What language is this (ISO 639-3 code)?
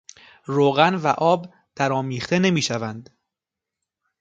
fas